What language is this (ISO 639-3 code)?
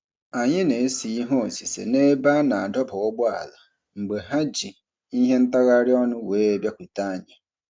ibo